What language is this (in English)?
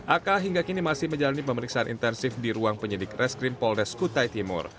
Indonesian